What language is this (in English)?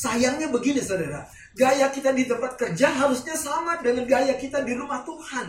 Indonesian